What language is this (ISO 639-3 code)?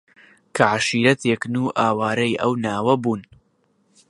ckb